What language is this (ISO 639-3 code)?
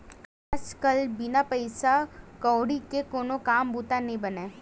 hne